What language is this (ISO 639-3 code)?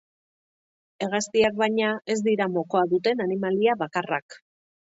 eus